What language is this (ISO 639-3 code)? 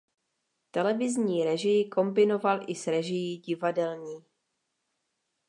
ces